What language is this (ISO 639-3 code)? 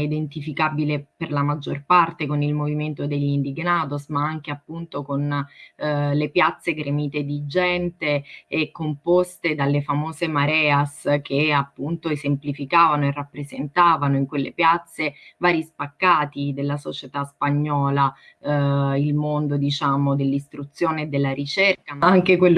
ita